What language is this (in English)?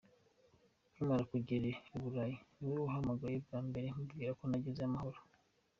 Kinyarwanda